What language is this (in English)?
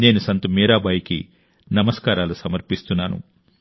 Telugu